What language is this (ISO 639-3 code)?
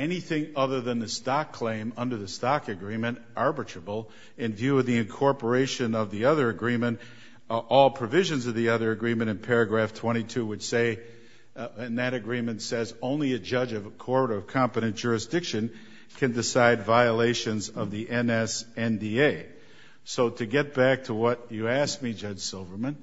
eng